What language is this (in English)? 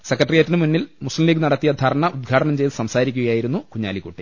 Malayalam